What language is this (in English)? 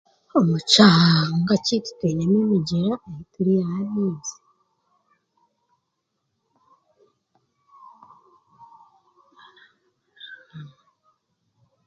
Chiga